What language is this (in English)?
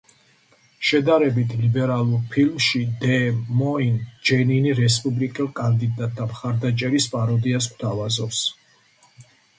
Georgian